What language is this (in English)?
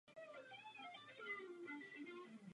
Czech